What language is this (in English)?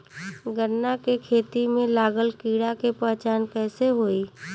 Bhojpuri